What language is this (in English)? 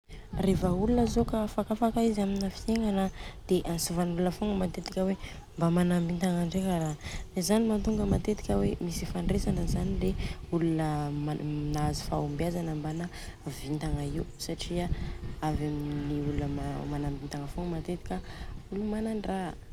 Southern Betsimisaraka Malagasy